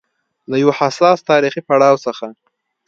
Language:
Pashto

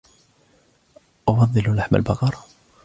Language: Arabic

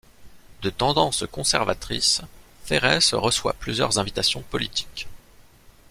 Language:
French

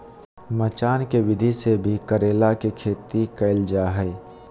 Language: Magahi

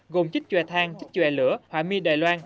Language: Vietnamese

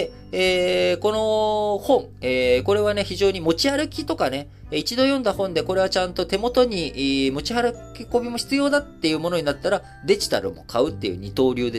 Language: Japanese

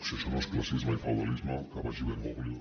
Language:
Catalan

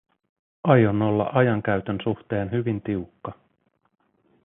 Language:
Finnish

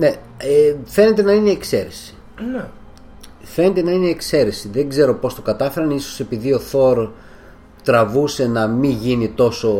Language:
Greek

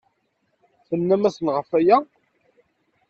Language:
Kabyle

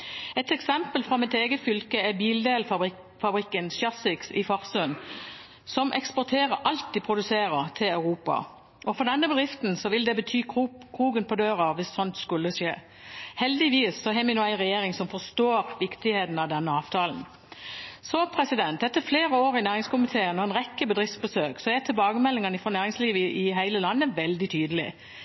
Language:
Norwegian Bokmål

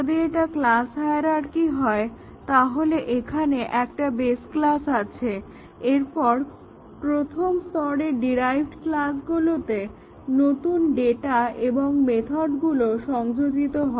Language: Bangla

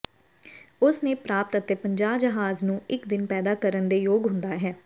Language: Punjabi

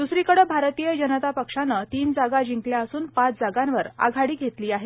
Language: Marathi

